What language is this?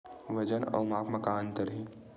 Chhattisgarhi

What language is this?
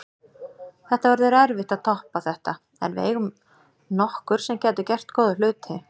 Icelandic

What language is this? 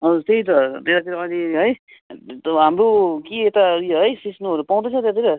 Nepali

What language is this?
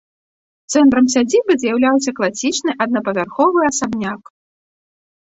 Belarusian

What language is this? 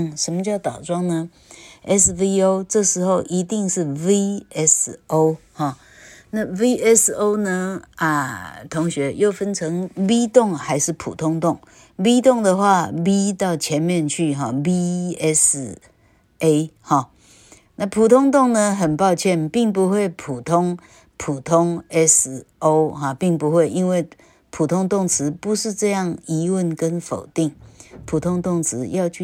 Chinese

